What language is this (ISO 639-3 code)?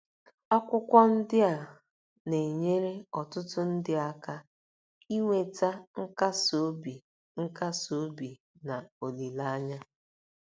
ibo